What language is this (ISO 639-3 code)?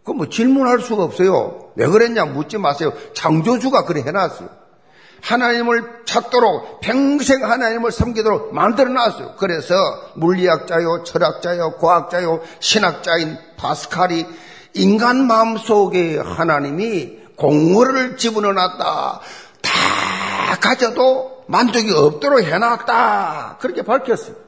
kor